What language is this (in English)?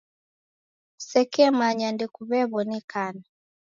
Taita